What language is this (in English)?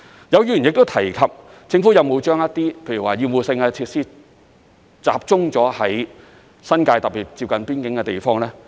Cantonese